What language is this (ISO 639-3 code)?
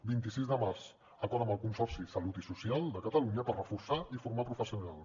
cat